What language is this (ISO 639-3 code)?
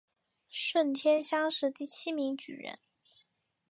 zho